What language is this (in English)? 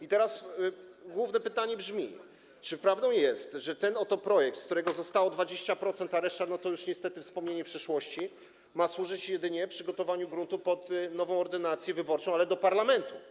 Polish